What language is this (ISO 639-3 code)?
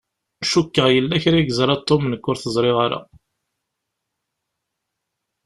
kab